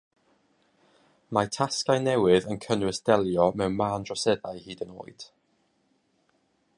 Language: Welsh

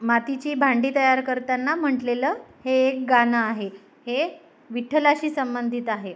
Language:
Marathi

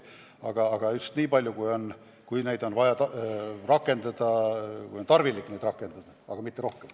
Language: Estonian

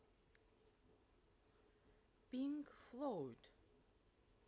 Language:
Russian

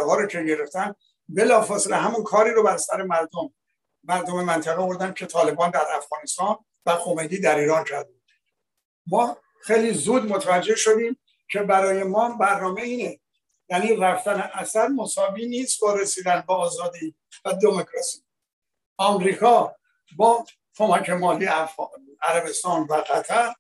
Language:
Persian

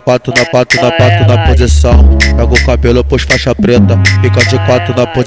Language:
Portuguese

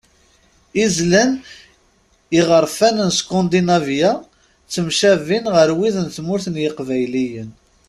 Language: Kabyle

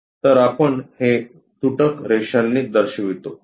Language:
Marathi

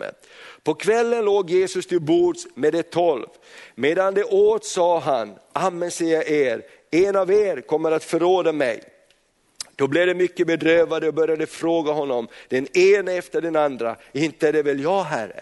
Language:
Swedish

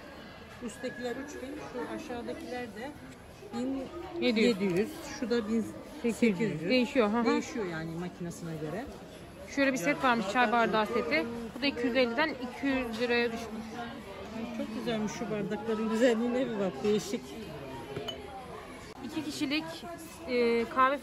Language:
Turkish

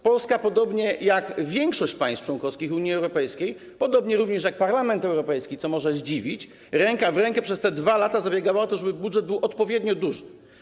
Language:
Polish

